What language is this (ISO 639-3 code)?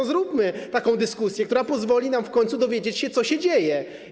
pol